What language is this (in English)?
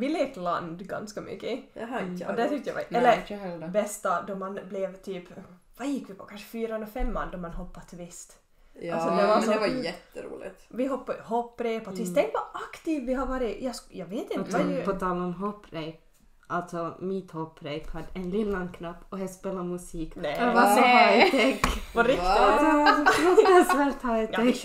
Swedish